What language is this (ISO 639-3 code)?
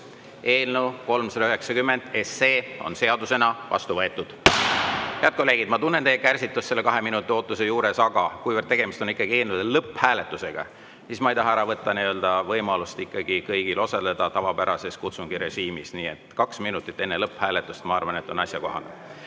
est